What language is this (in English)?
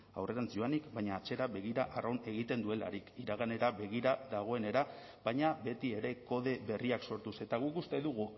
Basque